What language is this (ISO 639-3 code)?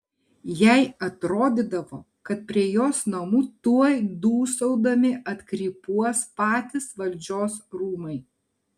lit